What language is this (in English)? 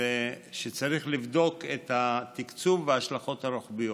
Hebrew